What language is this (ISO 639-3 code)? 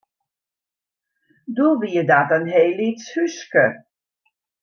fry